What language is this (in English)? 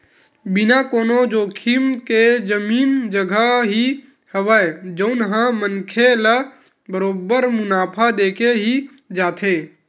Chhattisgarhi